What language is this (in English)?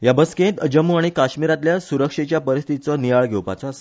Konkani